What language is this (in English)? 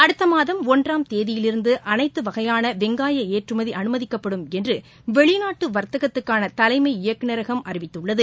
Tamil